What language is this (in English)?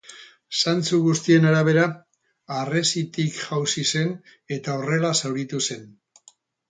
Basque